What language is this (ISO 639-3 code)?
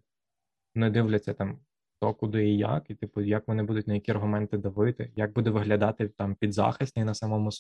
ukr